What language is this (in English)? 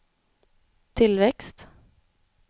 Swedish